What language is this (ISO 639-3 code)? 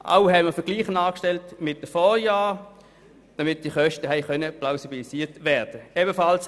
gsw